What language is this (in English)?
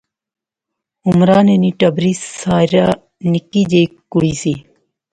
Pahari-Potwari